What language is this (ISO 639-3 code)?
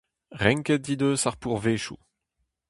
bre